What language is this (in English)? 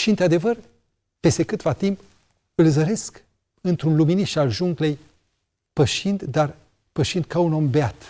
Romanian